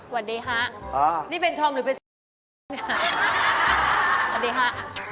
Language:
Thai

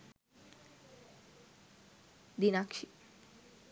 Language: Sinhala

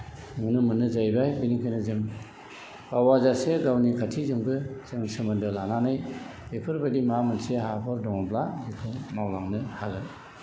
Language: Bodo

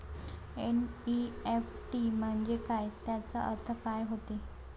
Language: Marathi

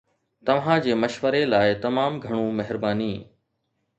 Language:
Sindhi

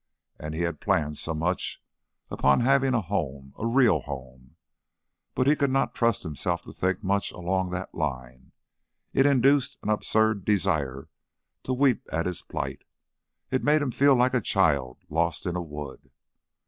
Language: English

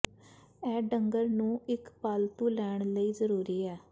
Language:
Punjabi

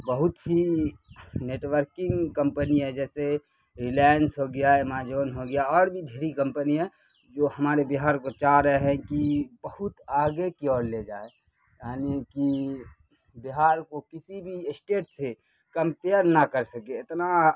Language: Urdu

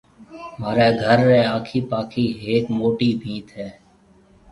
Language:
Marwari (Pakistan)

